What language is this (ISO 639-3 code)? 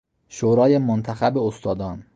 fas